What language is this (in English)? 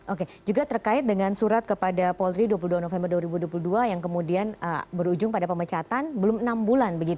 Indonesian